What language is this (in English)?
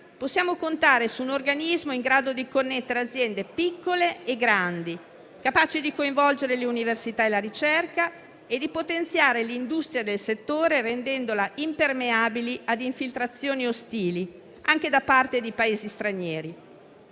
Italian